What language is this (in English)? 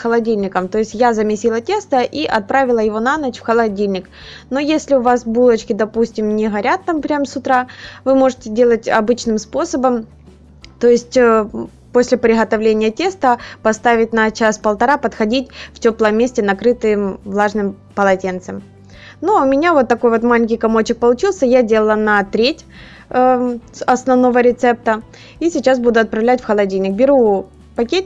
Russian